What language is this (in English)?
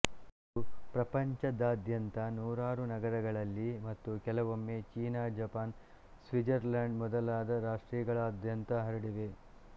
Kannada